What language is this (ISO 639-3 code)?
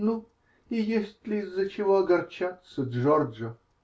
rus